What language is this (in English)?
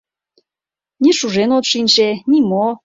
Mari